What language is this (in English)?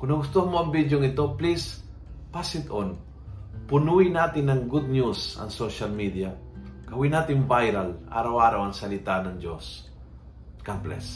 Filipino